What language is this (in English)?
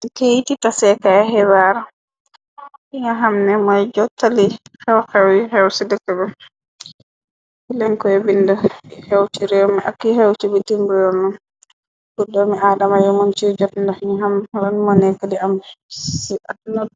Wolof